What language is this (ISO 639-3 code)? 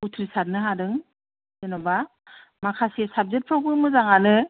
brx